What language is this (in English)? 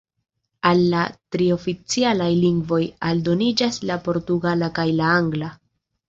Esperanto